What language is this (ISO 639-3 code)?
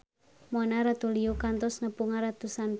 sun